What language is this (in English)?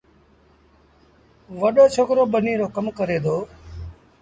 Sindhi Bhil